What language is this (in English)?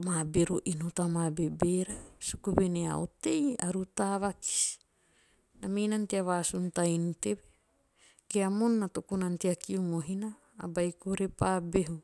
Teop